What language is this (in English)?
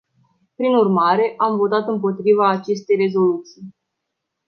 Romanian